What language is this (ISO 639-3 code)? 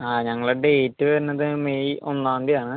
mal